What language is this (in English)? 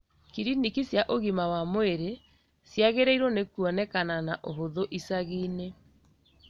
Kikuyu